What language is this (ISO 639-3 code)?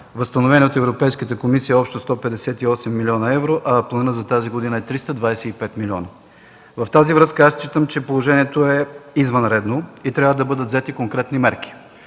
bul